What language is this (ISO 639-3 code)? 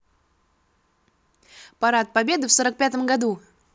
rus